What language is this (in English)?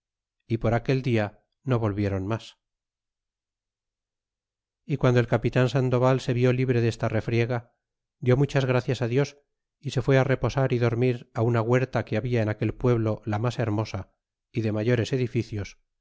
Spanish